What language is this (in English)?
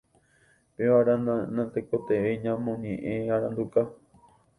Guarani